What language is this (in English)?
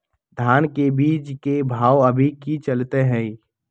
Magahi